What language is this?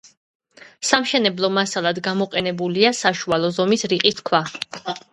Georgian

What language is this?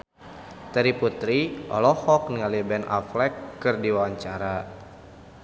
Sundanese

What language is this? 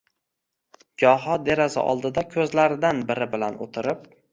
Uzbek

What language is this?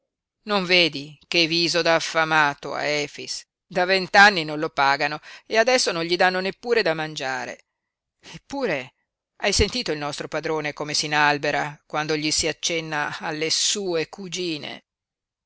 Italian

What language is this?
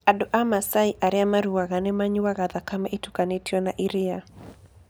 Kikuyu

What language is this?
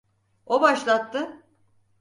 Turkish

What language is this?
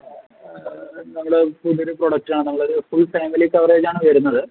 Malayalam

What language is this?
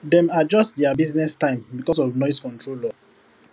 Nigerian Pidgin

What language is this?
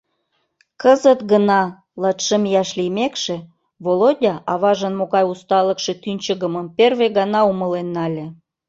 Mari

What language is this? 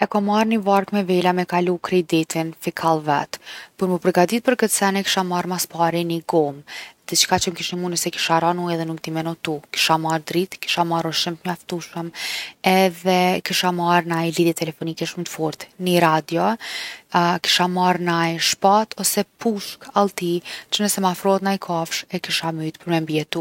Gheg Albanian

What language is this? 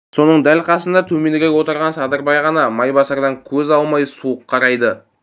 Kazakh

